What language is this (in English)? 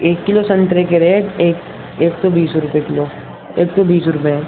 Urdu